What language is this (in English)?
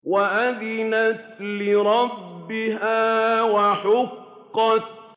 Arabic